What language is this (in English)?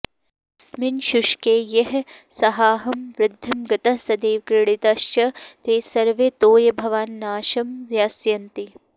Sanskrit